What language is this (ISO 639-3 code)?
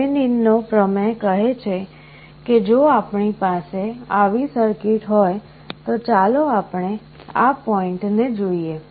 guj